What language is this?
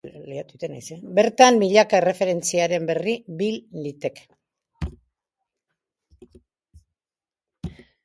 Basque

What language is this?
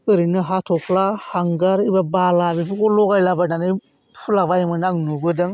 Bodo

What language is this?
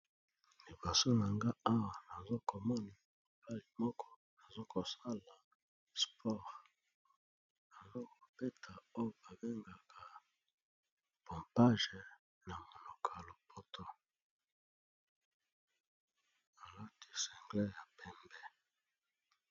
Lingala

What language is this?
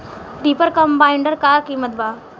Bhojpuri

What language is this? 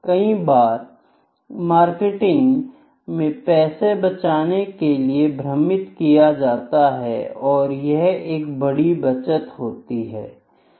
Hindi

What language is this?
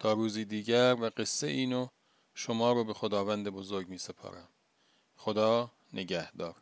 Persian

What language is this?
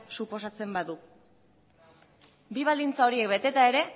Basque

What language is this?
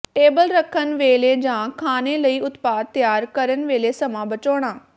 Punjabi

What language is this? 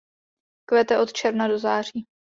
Czech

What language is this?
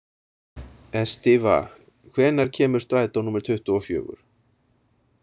Icelandic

